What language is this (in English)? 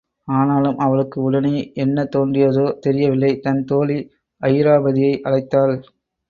Tamil